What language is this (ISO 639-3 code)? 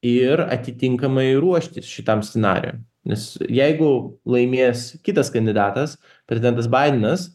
lit